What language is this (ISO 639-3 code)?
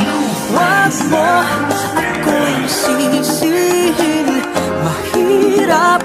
ind